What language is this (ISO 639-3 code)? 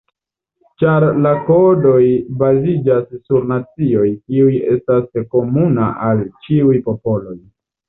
epo